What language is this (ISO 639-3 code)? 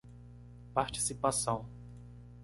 por